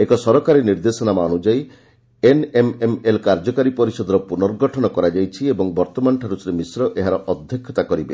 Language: Odia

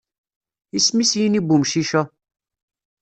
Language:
Kabyle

